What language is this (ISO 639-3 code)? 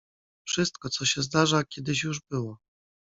pol